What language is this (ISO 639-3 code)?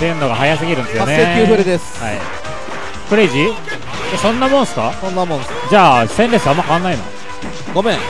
jpn